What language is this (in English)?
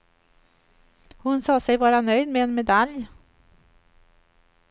Swedish